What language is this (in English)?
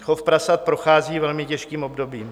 Czech